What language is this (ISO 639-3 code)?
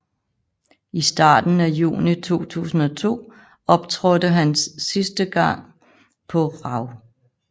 dan